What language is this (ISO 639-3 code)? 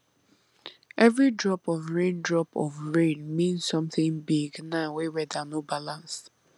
pcm